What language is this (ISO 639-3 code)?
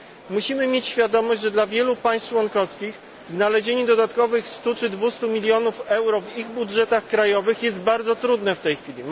pol